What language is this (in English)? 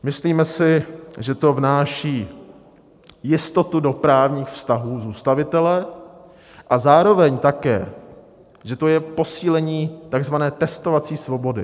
Czech